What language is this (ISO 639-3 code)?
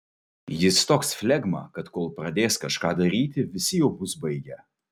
lit